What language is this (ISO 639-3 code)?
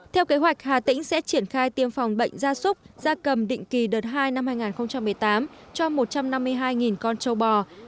vie